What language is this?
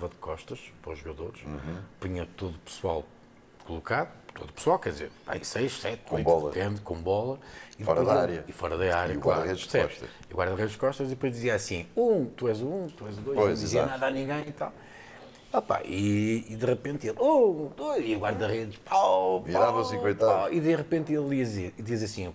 Portuguese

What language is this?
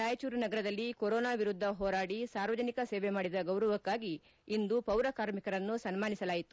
Kannada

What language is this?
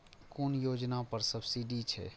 Maithili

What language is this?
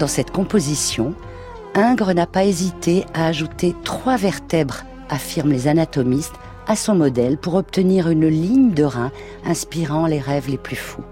French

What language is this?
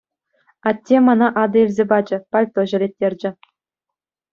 Chuvash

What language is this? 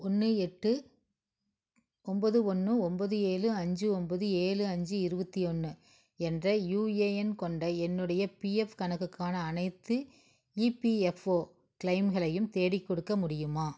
Tamil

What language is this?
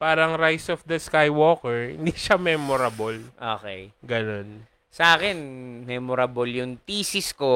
Filipino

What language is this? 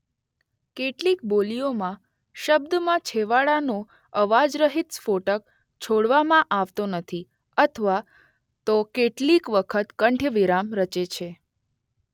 Gujarati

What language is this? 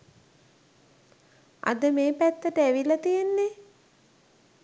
Sinhala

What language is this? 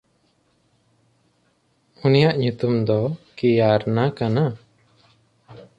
Santali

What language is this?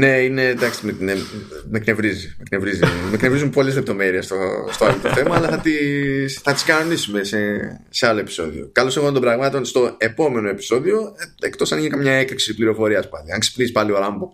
Greek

